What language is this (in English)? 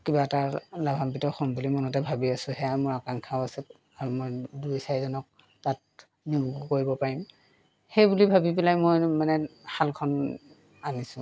Assamese